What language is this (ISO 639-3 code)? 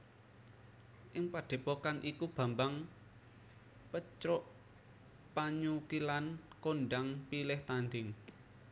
jav